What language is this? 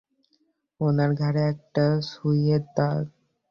Bangla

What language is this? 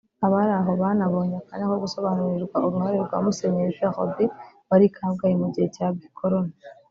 Kinyarwanda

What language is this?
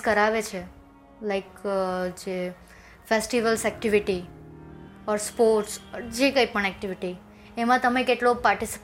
Gujarati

